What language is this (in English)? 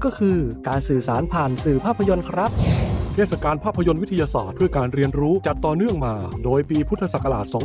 Thai